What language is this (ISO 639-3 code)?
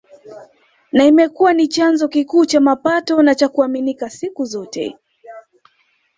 swa